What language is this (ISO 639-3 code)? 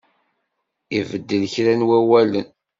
kab